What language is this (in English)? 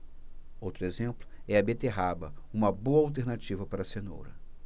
Portuguese